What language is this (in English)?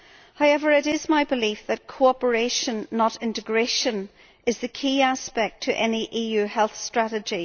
English